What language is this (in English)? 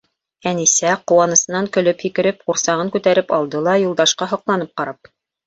Bashkir